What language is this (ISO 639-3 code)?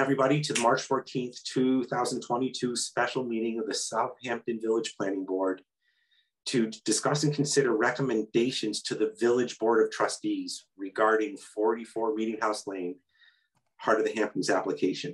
eng